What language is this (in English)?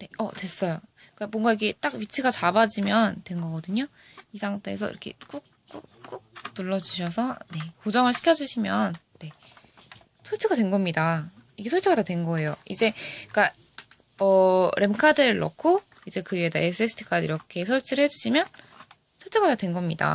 Korean